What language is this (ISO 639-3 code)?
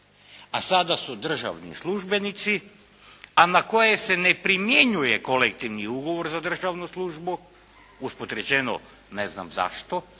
hrv